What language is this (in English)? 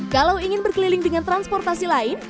Indonesian